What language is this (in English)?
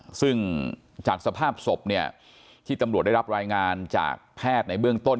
Thai